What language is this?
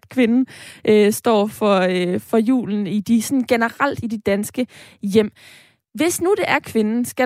Danish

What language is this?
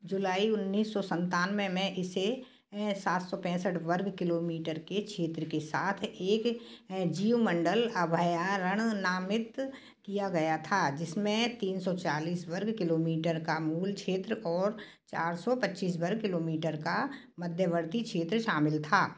Hindi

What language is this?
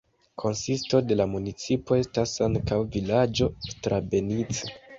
Esperanto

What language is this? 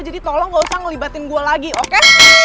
Indonesian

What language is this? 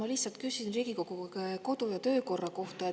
Estonian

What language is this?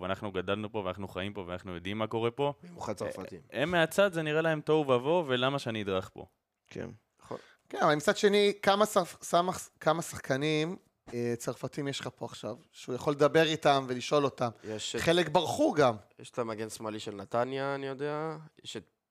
Hebrew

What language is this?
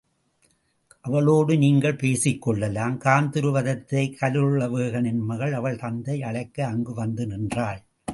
Tamil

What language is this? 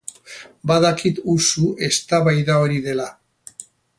Basque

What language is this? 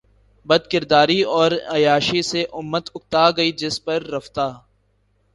Urdu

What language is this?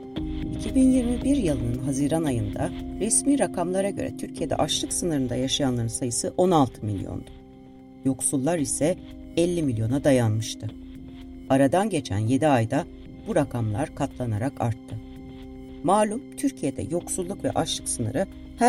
Turkish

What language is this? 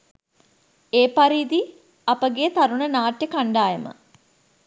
Sinhala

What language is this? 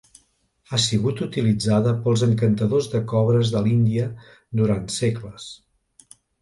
Catalan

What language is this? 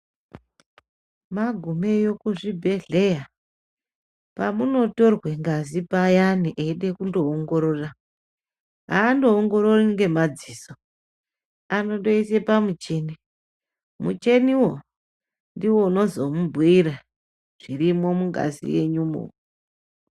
Ndau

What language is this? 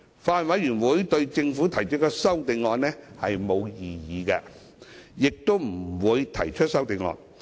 Cantonese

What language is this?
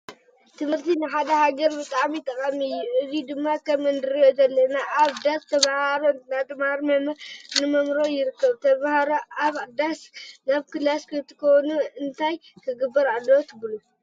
Tigrinya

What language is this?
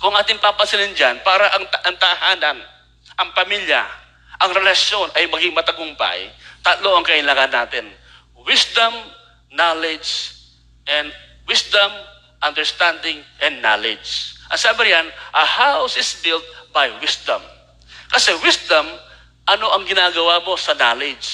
Filipino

